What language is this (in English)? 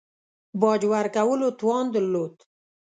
Pashto